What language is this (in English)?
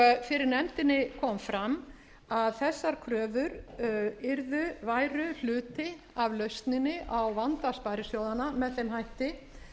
Icelandic